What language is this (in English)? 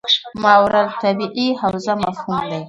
Pashto